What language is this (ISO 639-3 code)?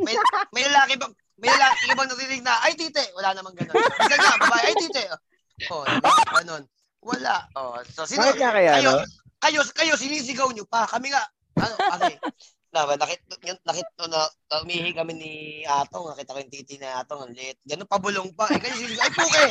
fil